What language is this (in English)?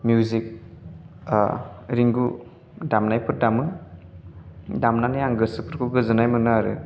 Bodo